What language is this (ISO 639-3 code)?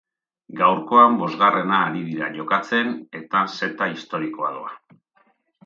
eus